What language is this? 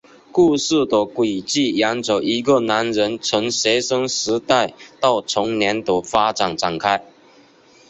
Chinese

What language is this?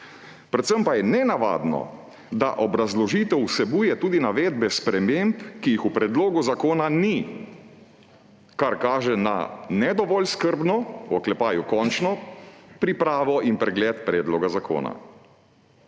Slovenian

